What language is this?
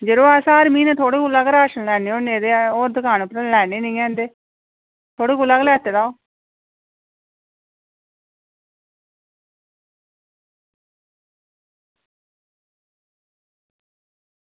Dogri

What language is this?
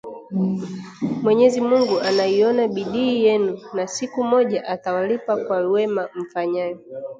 Swahili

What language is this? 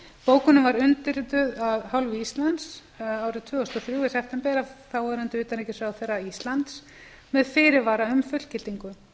Icelandic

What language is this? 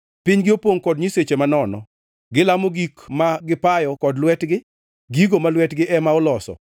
Luo (Kenya and Tanzania)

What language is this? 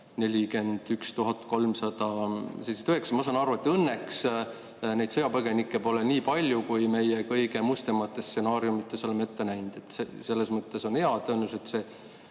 Estonian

